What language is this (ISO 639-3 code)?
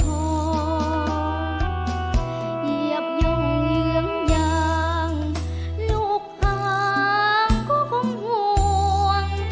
tha